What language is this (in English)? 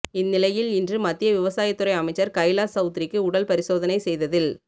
Tamil